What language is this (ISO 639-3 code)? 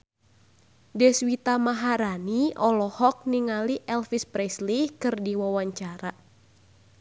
sun